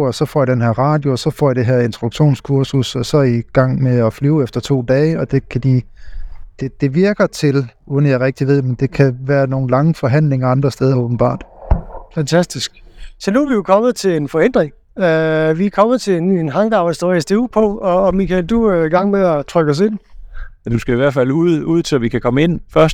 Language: Danish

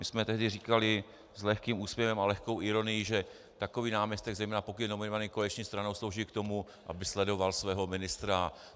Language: Czech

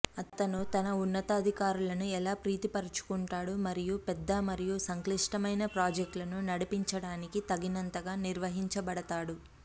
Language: Telugu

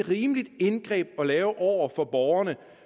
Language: Danish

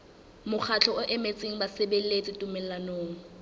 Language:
Southern Sotho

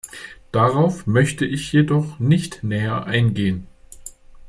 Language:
German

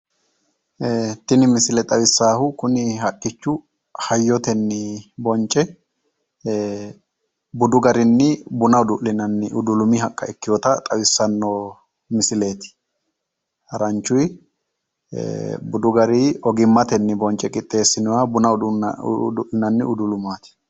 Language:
Sidamo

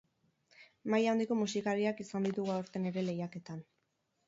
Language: Basque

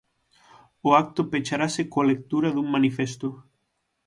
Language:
Galician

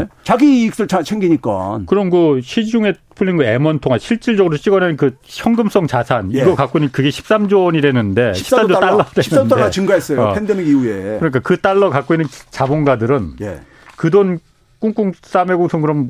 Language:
Korean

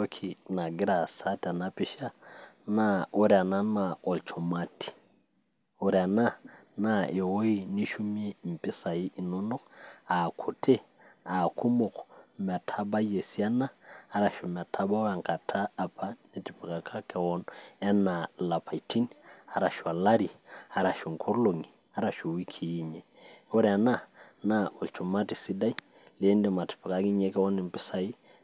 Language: Masai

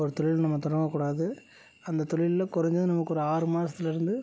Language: Tamil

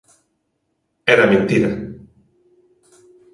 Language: Galician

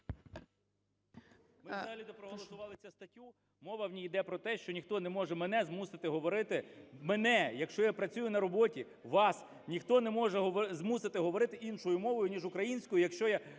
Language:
Ukrainian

